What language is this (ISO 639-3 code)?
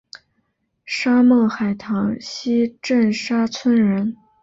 zho